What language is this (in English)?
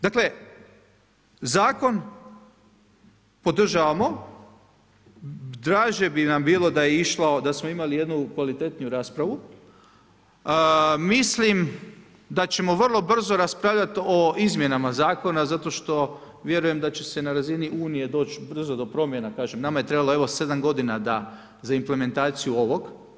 Croatian